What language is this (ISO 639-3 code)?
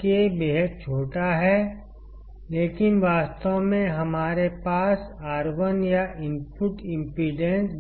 hin